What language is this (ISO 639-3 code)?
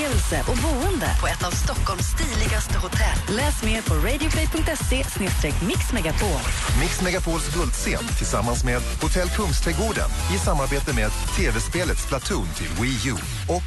swe